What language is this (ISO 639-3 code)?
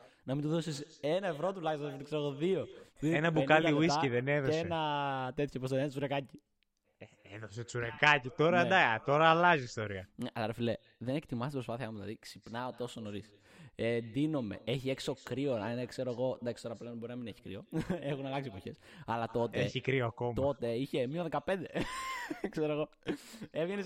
ell